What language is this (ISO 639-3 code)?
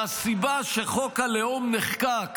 heb